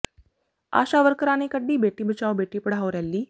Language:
Punjabi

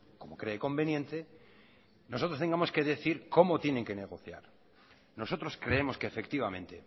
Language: Spanish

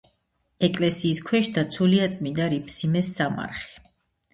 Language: Georgian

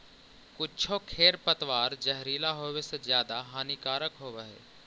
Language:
Magahi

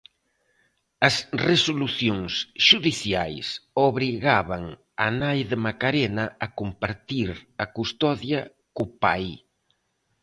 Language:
Galician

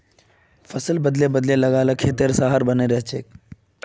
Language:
Magahi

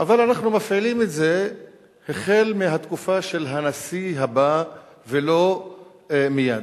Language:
Hebrew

